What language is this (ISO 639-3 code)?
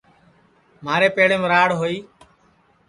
ssi